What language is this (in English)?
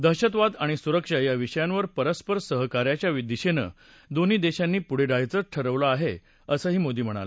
Marathi